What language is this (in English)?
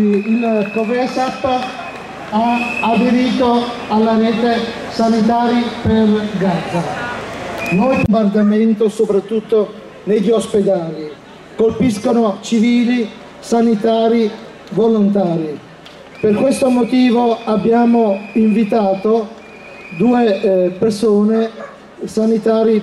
Italian